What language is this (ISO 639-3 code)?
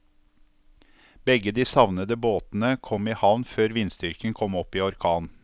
nor